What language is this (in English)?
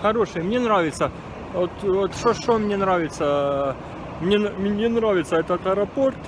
Russian